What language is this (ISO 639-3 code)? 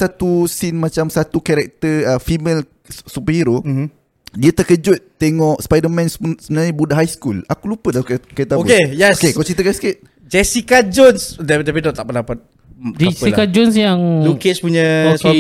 msa